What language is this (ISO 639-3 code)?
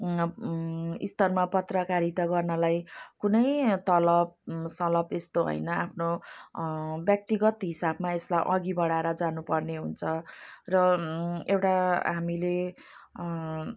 nep